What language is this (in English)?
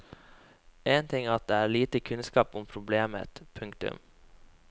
Norwegian